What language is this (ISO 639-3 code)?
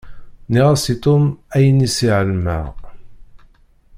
kab